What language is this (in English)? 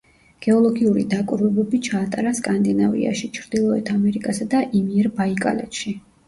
Georgian